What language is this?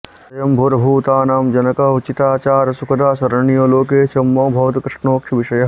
Sanskrit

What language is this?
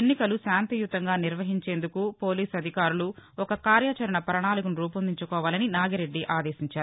Telugu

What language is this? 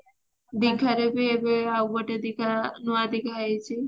Odia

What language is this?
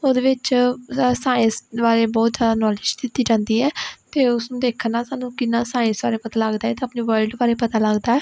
Punjabi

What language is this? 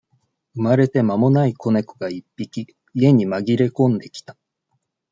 Japanese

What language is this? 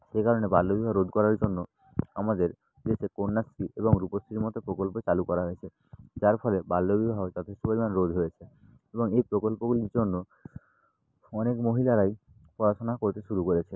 Bangla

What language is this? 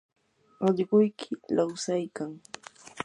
Yanahuanca Pasco Quechua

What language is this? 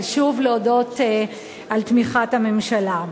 Hebrew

